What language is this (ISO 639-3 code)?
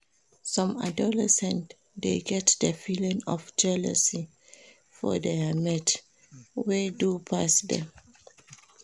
pcm